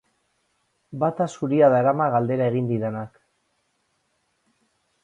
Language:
Basque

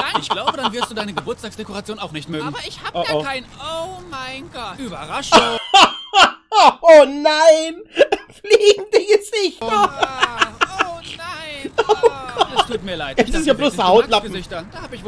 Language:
German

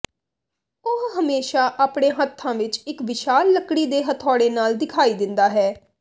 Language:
Punjabi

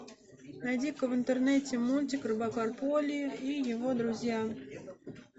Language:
Russian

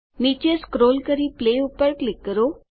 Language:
Gujarati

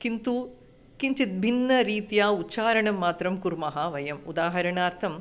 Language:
Sanskrit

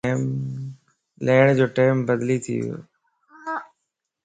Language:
Lasi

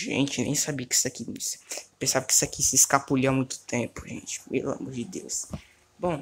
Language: Portuguese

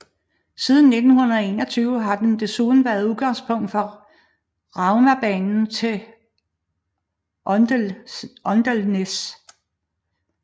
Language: Danish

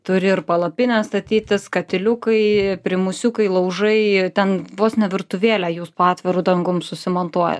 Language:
Lithuanian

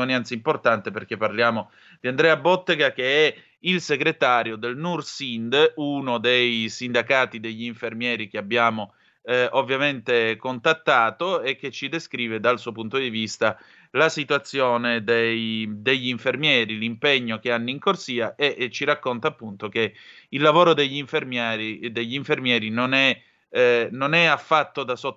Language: Italian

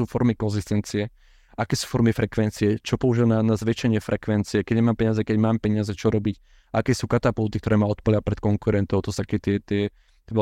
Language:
Slovak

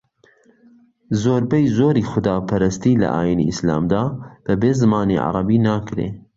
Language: Central Kurdish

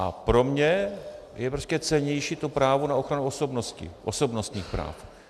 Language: Czech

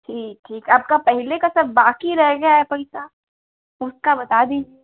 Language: Hindi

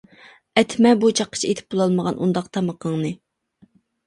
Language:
Uyghur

